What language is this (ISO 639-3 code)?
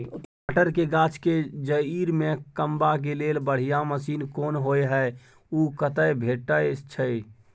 mai